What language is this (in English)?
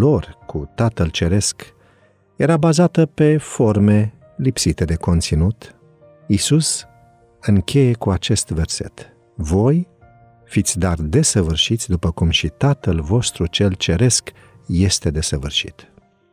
Romanian